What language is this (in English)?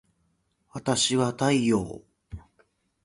Japanese